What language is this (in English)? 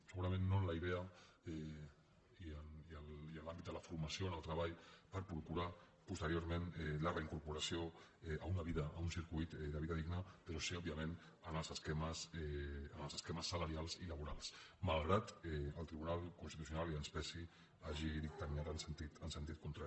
Catalan